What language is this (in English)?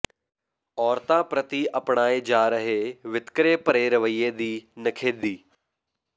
Punjabi